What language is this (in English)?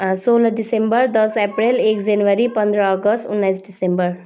Nepali